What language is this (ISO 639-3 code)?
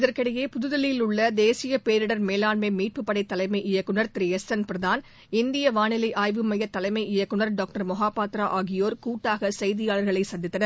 tam